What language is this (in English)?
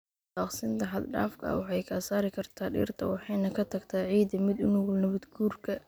Somali